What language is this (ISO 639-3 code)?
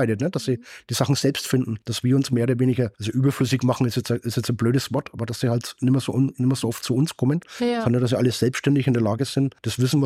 deu